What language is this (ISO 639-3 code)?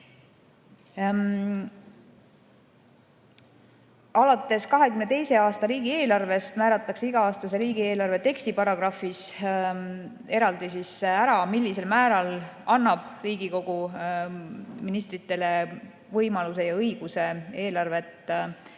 est